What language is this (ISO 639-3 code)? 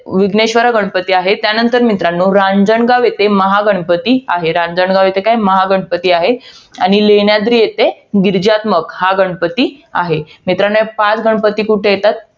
mar